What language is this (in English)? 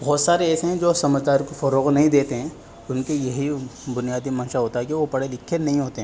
Urdu